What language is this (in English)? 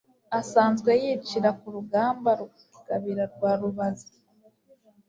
Kinyarwanda